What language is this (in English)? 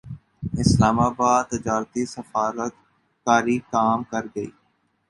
Urdu